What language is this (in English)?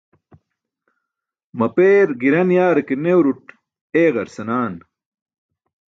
Burushaski